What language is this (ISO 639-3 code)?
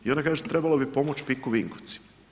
hrv